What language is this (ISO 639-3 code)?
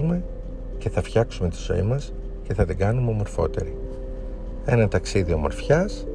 ell